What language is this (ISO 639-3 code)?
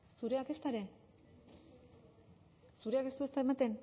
eus